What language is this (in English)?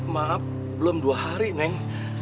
Indonesian